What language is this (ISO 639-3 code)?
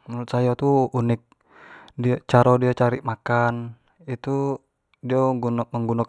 jax